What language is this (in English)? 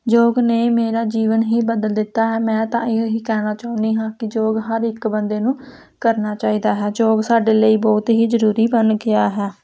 Punjabi